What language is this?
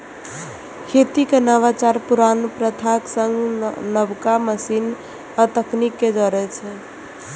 Maithili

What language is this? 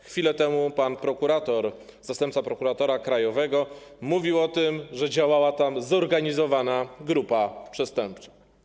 Polish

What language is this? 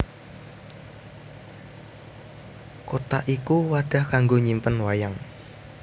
Javanese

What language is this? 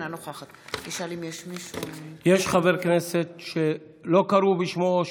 Hebrew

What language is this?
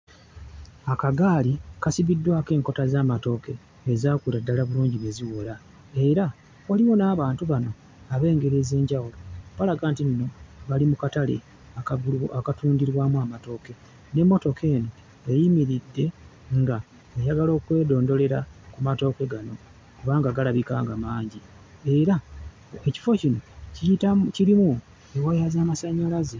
Ganda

